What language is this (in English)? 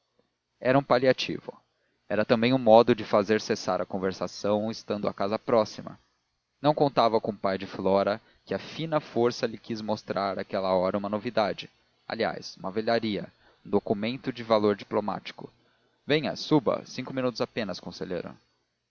Portuguese